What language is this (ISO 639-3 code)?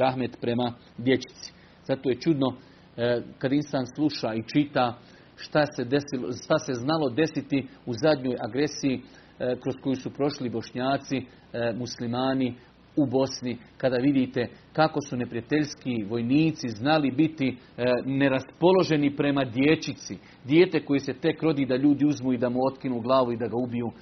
hrv